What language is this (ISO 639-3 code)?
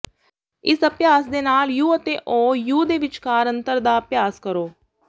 pan